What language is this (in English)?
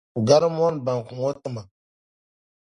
Dagbani